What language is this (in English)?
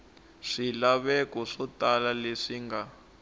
Tsonga